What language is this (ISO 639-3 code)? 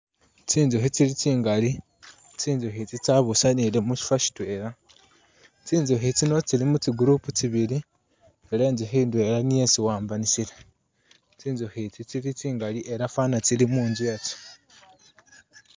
myx